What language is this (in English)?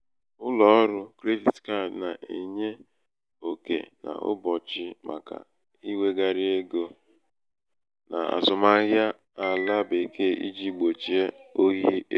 Igbo